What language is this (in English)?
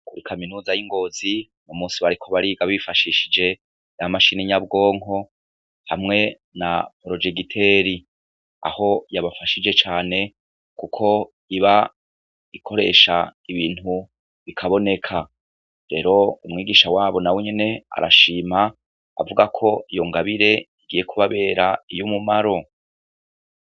Rundi